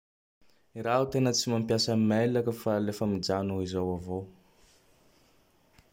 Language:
Tandroy-Mahafaly Malagasy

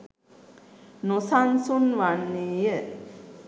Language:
Sinhala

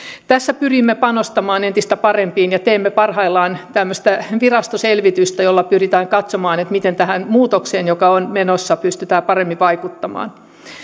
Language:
Finnish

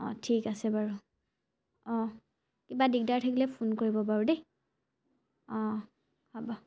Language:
Assamese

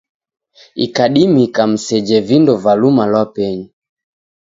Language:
Taita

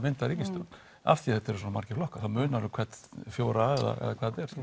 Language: Icelandic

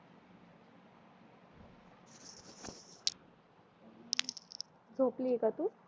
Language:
Marathi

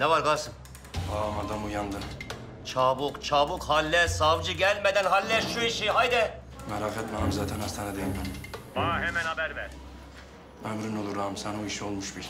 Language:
Turkish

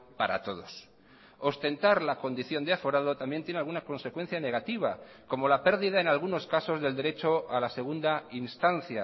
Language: Spanish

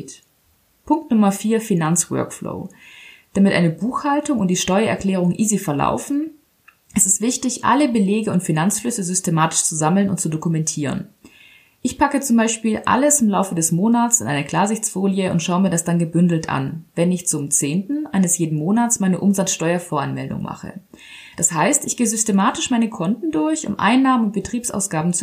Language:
German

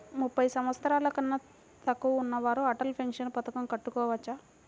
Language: Telugu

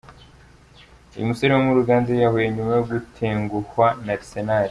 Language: Kinyarwanda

